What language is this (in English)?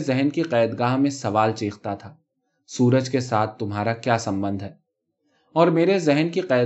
Urdu